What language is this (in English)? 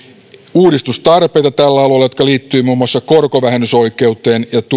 Finnish